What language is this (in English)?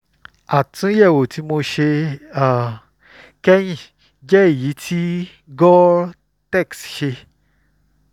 Yoruba